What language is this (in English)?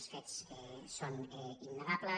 Catalan